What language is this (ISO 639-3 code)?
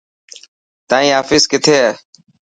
mki